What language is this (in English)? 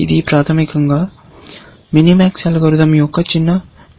Telugu